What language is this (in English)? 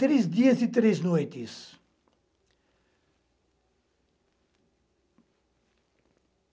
Portuguese